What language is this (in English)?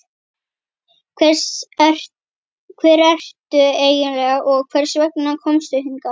Icelandic